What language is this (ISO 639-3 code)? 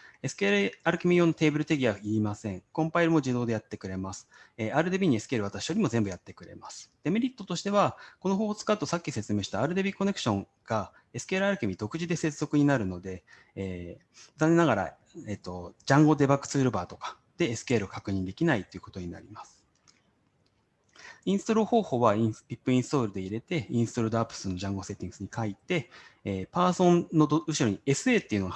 jpn